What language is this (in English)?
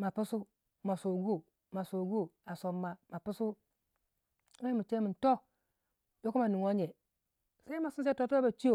Waja